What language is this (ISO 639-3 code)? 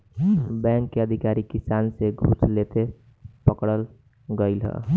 bho